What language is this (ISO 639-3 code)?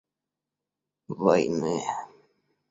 rus